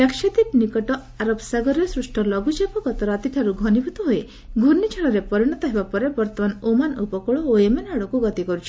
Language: Odia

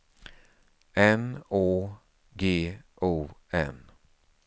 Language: Swedish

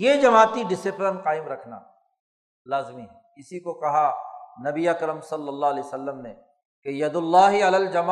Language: Urdu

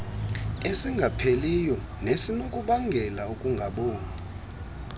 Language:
Xhosa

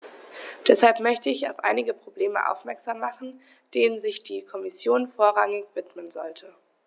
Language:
German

